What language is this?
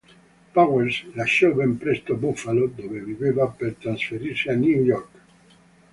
Italian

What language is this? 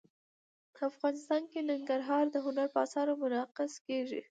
Pashto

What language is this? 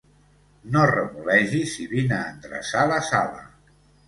Catalan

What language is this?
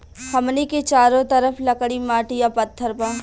Bhojpuri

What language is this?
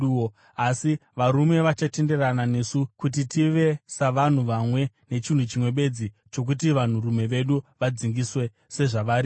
Shona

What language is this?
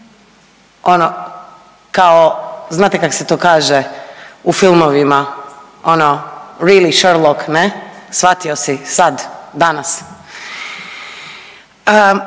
Croatian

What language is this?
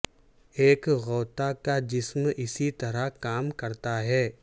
Urdu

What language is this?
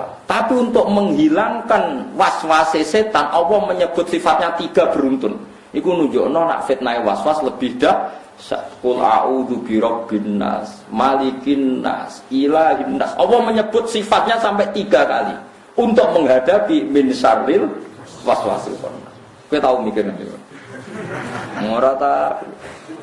Indonesian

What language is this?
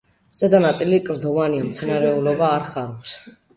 Georgian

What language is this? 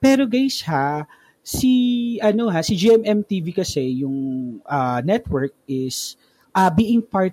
Filipino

